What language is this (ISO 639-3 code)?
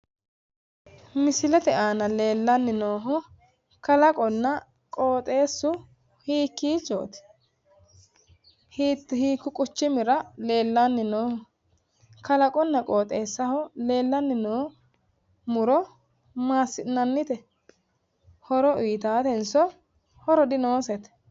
sid